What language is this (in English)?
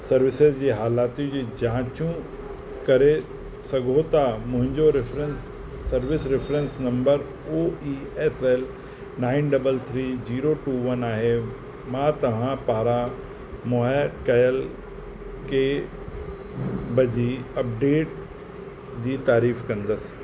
Sindhi